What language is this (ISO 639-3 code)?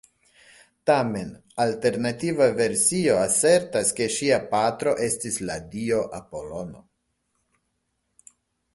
epo